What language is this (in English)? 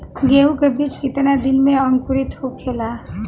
Bhojpuri